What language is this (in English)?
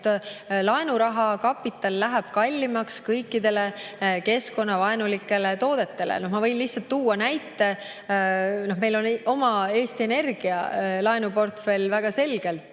Estonian